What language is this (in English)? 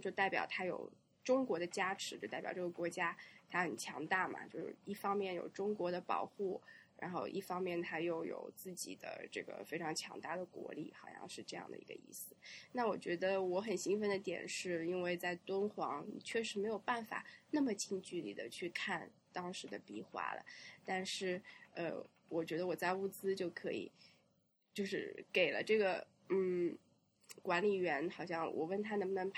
Chinese